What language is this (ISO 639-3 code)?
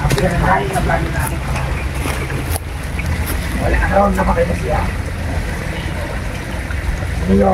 fil